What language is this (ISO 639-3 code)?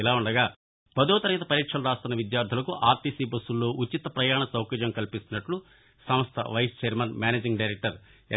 tel